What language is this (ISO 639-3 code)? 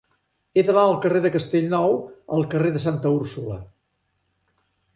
cat